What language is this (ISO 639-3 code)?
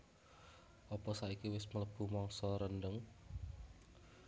jav